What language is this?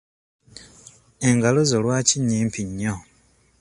Ganda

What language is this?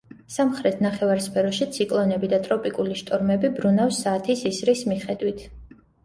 Georgian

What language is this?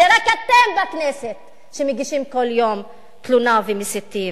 Hebrew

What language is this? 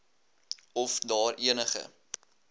Afrikaans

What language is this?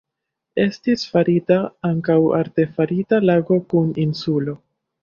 Esperanto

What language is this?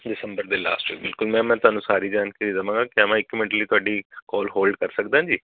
Punjabi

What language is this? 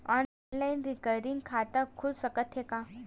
Chhattisgarhi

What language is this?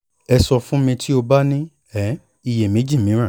Yoruba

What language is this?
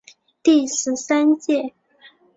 Chinese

